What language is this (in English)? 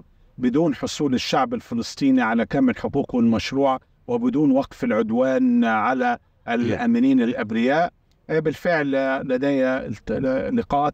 Arabic